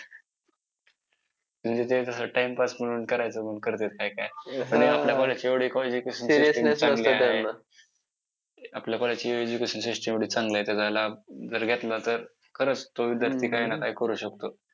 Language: Marathi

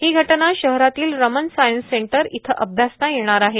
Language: Marathi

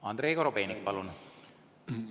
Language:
Estonian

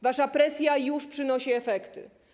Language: Polish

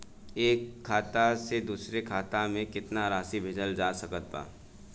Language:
Bhojpuri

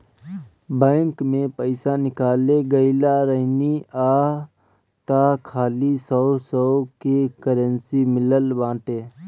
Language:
Bhojpuri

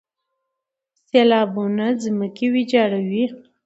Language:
Pashto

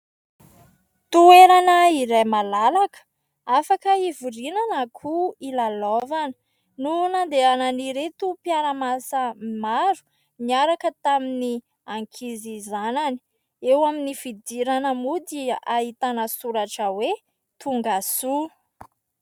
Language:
Malagasy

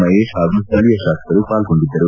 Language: Kannada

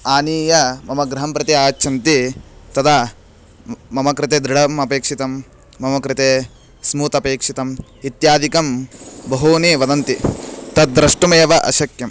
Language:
Sanskrit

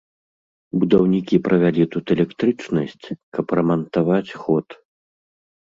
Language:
Belarusian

